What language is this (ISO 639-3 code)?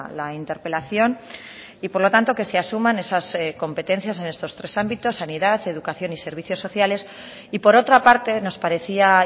spa